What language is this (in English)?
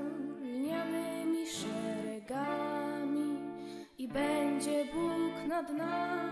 Polish